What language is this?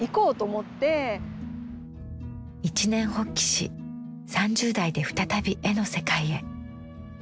Japanese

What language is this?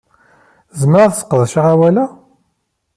Kabyle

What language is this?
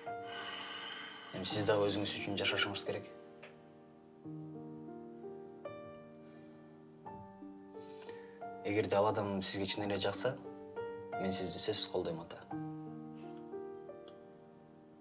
Russian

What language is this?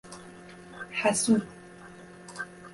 Persian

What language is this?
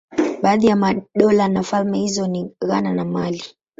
Swahili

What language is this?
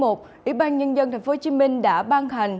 Vietnamese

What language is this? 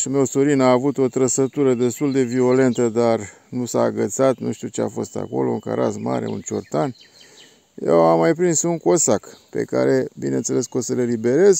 Romanian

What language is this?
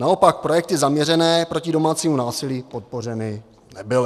Czech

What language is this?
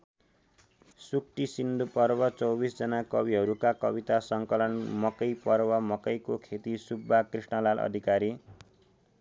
Nepali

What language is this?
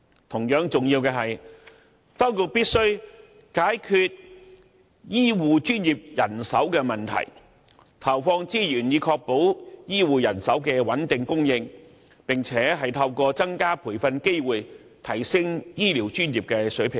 Cantonese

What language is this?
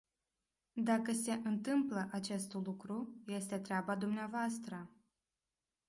Romanian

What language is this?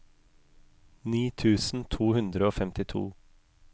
Norwegian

